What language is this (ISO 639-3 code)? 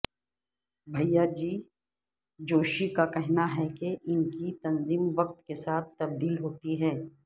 urd